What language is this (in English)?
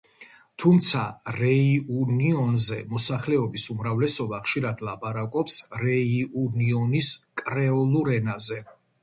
Georgian